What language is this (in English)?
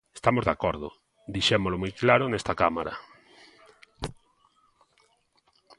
Galician